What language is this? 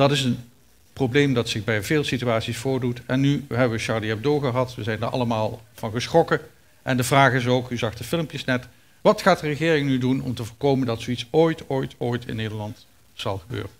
Dutch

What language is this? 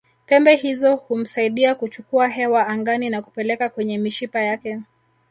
Swahili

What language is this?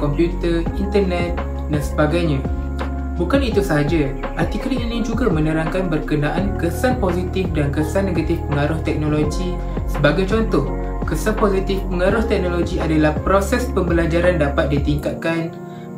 Malay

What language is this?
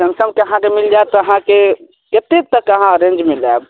Maithili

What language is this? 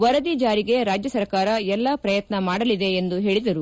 Kannada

